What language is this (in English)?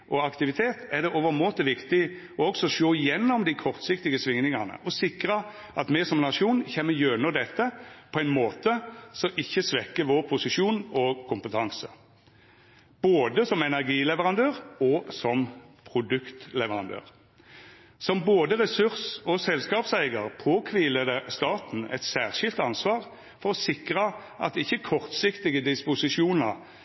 Norwegian Nynorsk